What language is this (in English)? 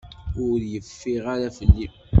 Kabyle